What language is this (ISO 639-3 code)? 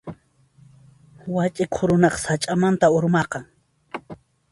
qxp